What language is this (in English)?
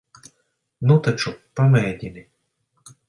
Latvian